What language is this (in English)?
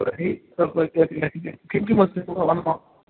Sanskrit